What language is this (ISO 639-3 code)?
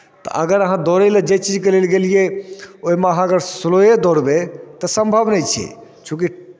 mai